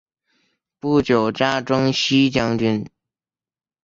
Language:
Chinese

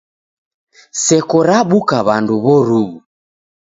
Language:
Taita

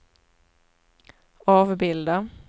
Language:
Swedish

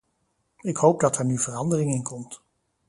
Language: Dutch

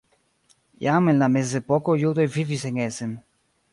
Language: Esperanto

